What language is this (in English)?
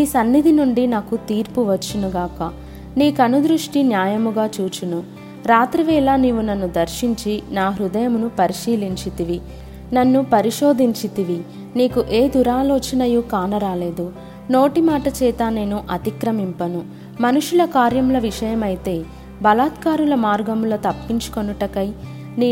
Telugu